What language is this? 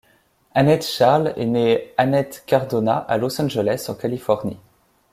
French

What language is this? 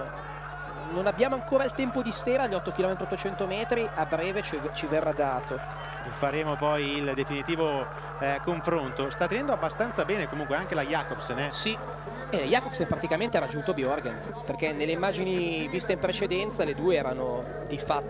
Italian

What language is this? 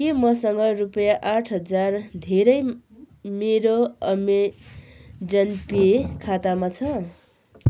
Nepali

